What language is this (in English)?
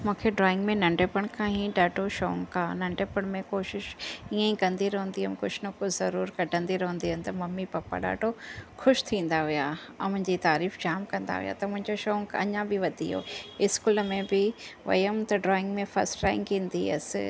Sindhi